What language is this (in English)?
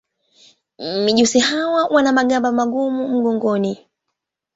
Swahili